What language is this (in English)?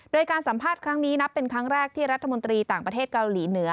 Thai